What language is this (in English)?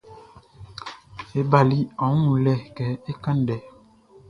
Baoulé